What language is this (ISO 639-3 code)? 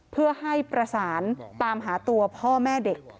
tha